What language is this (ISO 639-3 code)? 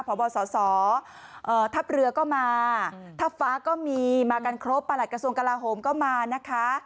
tha